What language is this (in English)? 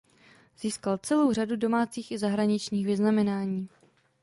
Czech